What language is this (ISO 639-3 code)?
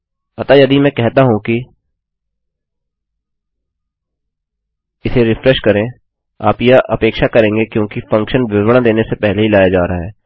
hin